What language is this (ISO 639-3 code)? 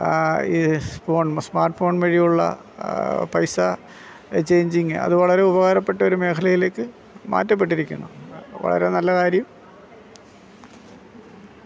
mal